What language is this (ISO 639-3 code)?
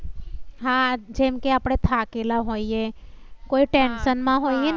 guj